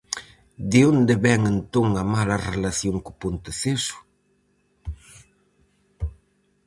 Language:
Galician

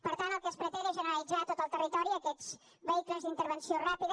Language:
Catalan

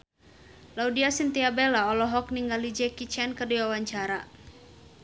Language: Sundanese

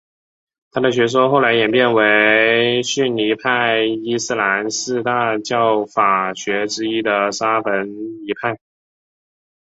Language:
Chinese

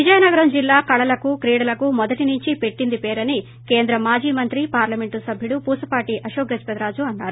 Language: Telugu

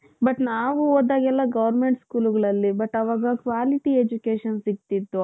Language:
Kannada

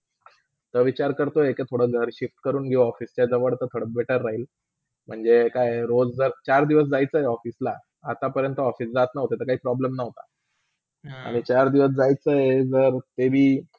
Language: Marathi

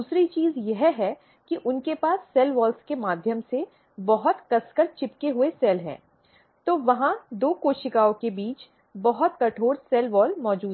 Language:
Hindi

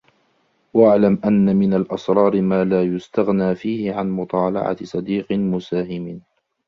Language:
Arabic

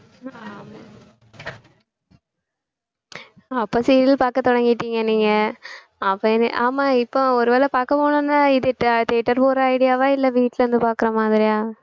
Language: Tamil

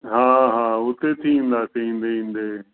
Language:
Sindhi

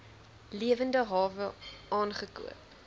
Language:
Afrikaans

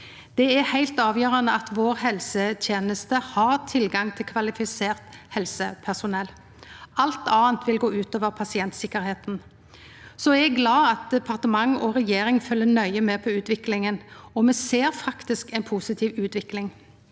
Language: Norwegian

